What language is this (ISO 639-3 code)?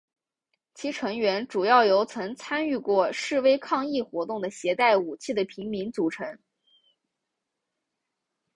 zho